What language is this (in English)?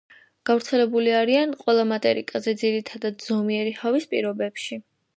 Georgian